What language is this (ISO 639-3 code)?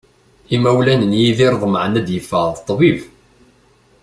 kab